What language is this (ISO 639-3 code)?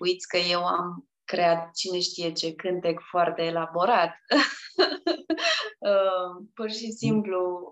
ron